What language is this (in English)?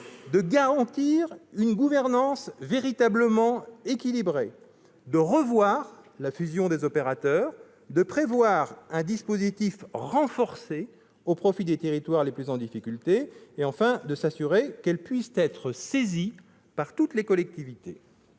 French